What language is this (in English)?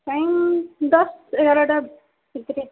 Odia